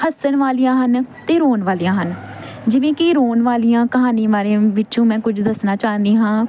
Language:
Punjabi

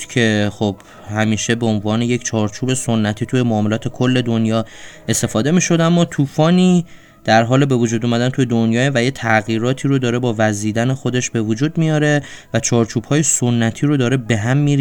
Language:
Persian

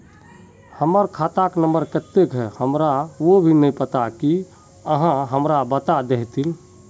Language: Magahi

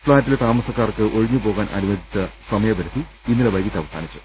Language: Malayalam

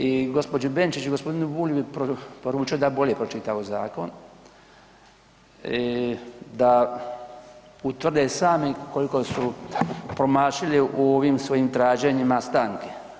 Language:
Croatian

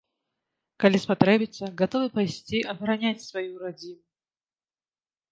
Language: Belarusian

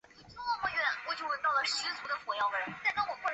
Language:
Chinese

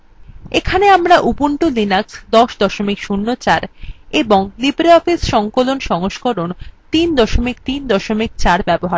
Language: Bangla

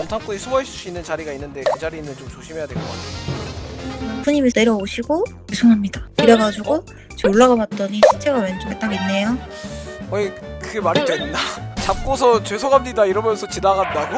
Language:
Korean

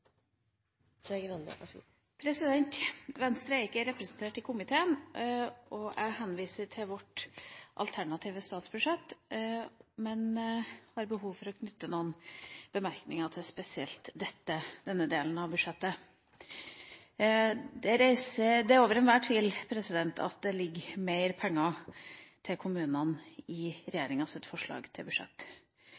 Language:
Norwegian Bokmål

